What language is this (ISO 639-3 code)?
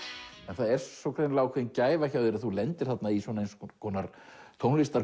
isl